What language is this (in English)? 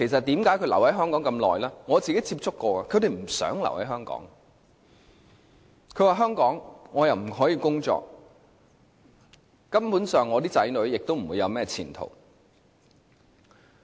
Cantonese